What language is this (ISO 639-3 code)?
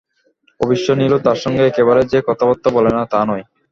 ben